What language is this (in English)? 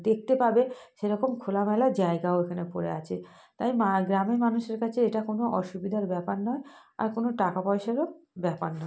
Bangla